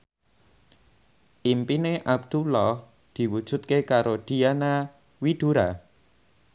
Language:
Javanese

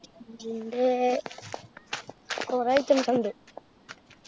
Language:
Malayalam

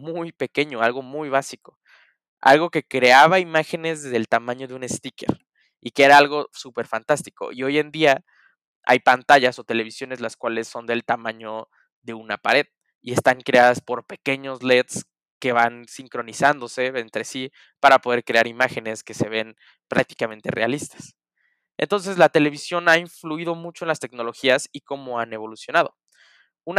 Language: Spanish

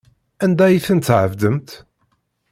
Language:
Kabyle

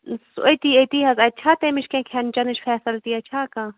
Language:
Kashmiri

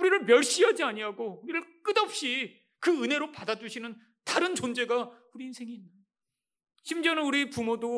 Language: Korean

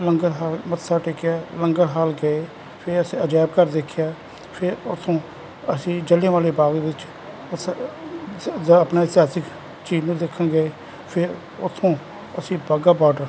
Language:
Punjabi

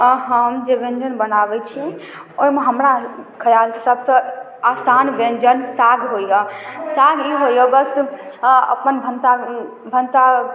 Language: Maithili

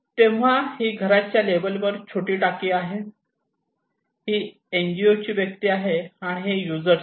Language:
Marathi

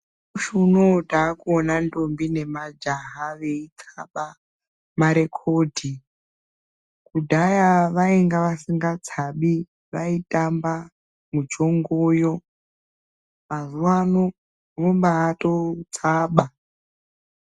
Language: Ndau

